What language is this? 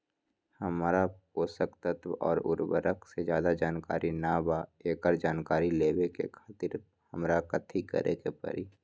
Magahi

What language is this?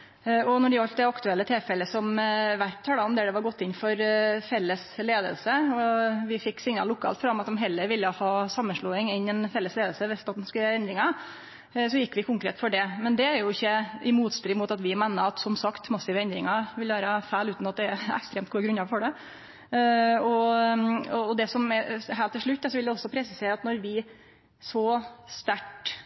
Norwegian Nynorsk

